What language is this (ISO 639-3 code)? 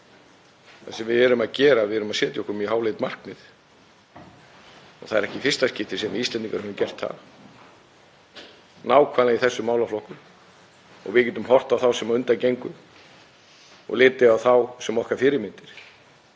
isl